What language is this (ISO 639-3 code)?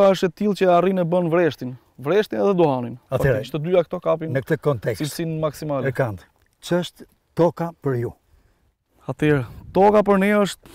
ron